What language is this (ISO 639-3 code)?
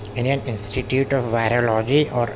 urd